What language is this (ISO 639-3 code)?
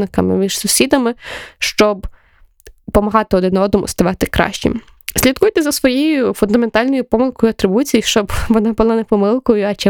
ukr